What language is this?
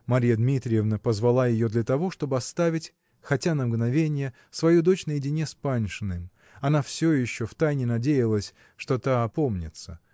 Russian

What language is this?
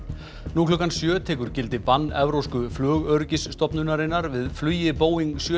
Icelandic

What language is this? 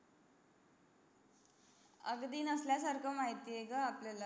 Marathi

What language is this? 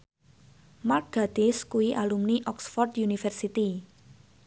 Javanese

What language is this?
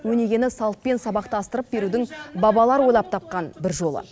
Kazakh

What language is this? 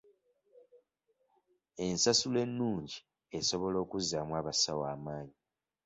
Ganda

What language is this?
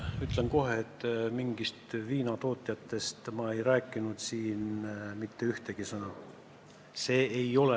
Estonian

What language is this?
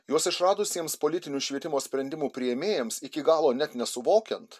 Lithuanian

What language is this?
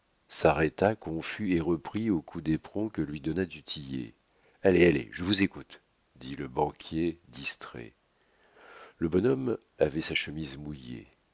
French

